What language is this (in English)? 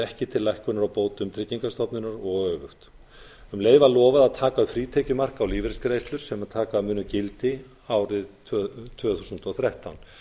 Icelandic